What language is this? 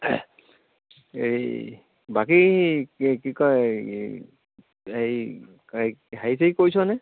Assamese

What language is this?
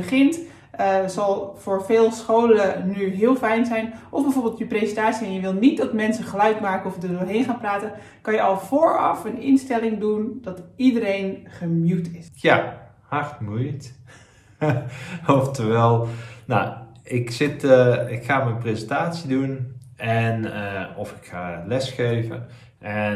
Dutch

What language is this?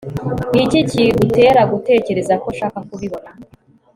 Kinyarwanda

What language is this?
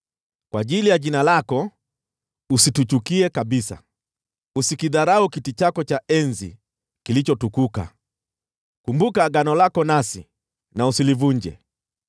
Swahili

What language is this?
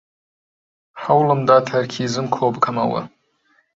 Central Kurdish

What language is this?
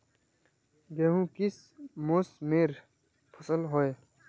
Magahi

